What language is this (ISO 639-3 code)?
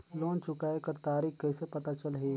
hne